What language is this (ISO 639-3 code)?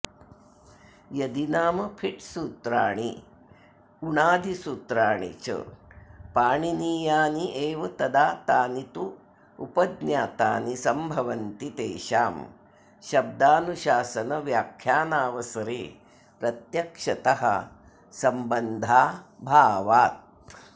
san